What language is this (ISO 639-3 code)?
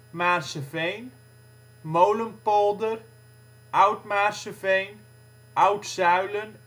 nld